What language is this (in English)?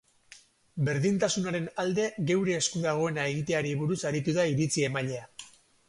Basque